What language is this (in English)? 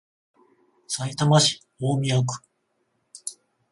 Japanese